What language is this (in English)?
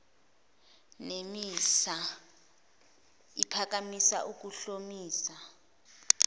Zulu